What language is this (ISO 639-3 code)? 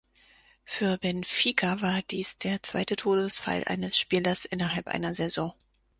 deu